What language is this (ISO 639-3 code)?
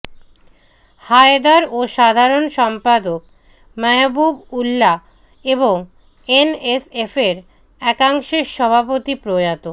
ben